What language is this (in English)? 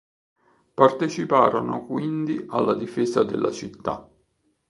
Italian